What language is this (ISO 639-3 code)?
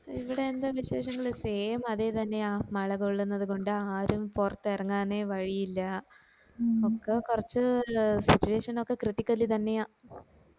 mal